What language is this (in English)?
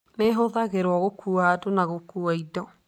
Kikuyu